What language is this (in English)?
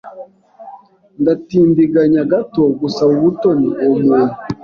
Kinyarwanda